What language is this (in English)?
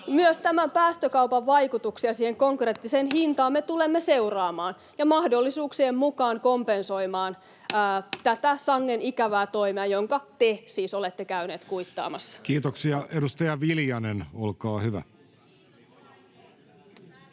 Finnish